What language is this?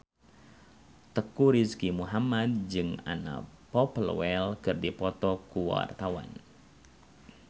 Sundanese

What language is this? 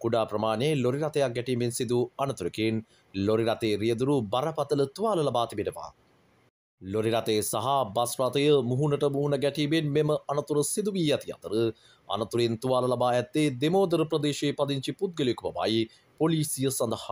Hindi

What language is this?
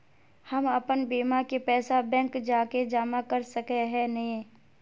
Magahi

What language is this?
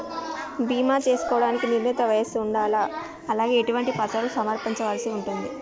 Telugu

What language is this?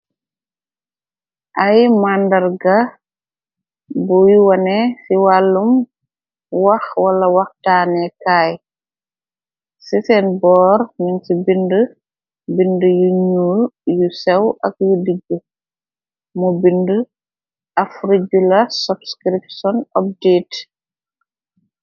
Wolof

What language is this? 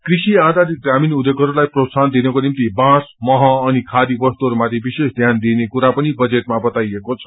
Nepali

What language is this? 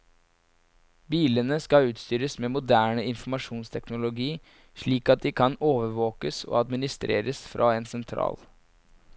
Norwegian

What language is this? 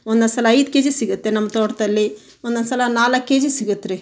Kannada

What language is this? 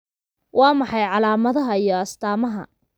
Somali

